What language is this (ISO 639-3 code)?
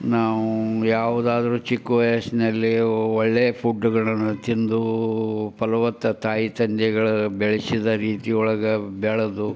kan